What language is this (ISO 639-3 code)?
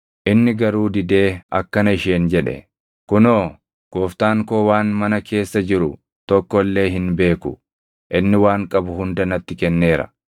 orm